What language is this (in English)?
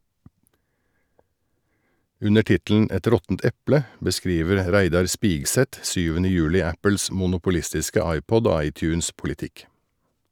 Norwegian